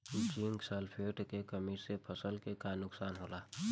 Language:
Bhojpuri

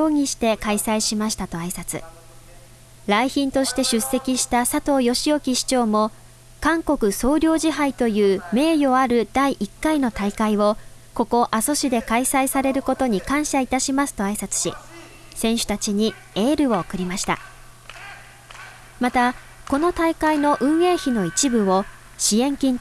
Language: Japanese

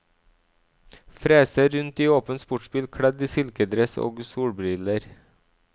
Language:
Norwegian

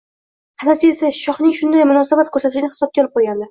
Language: Uzbek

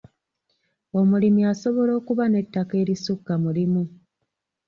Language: Ganda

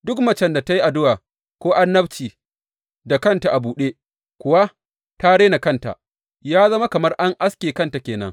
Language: Hausa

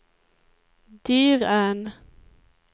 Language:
Swedish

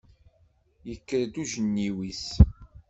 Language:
Kabyle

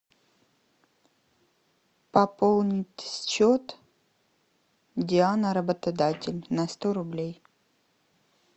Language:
Russian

